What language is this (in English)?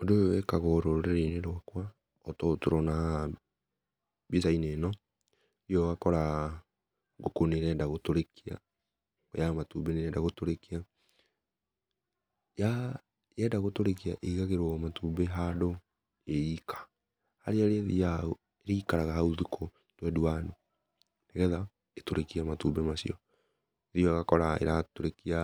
Kikuyu